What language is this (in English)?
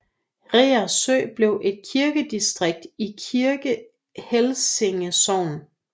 Danish